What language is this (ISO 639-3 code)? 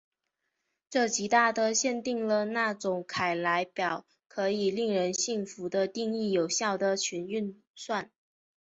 zho